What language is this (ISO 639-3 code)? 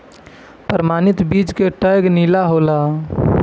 bho